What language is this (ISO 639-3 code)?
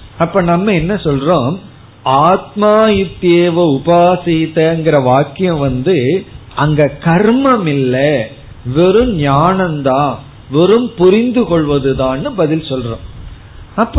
tam